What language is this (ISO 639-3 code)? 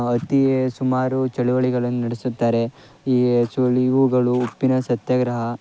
kan